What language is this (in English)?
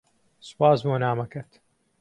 Central Kurdish